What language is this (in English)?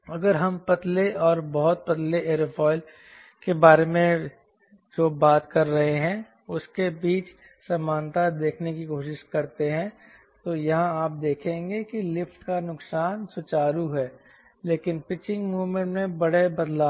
Hindi